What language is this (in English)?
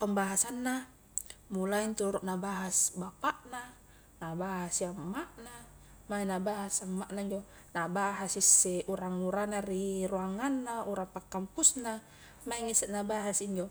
Highland Konjo